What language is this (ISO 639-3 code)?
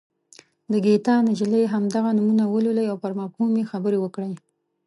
pus